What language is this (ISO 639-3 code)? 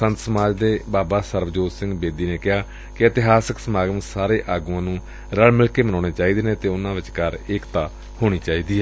pan